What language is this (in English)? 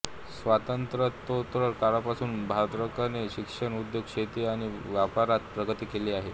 Marathi